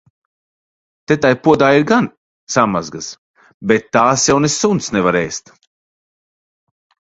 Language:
Latvian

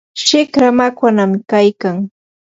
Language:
Yanahuanca Pasco Quechua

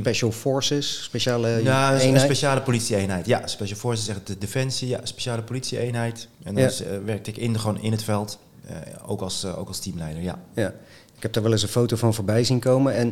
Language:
Dutch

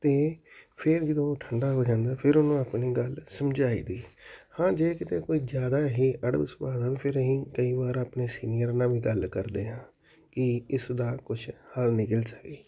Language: Punjabi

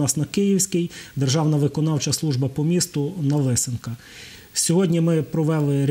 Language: Ukrainian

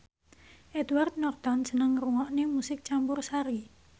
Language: Javanese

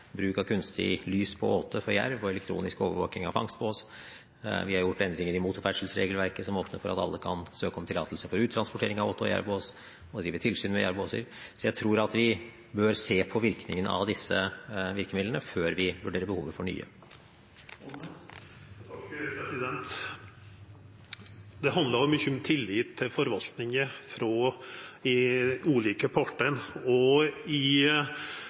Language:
Norwegian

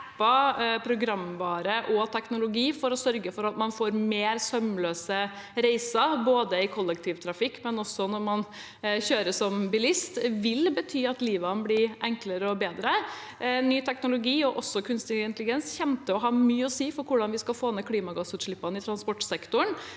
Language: Norwegian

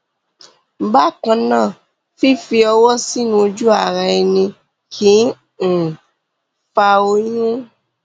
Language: Yoruba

